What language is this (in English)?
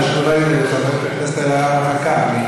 Hebrew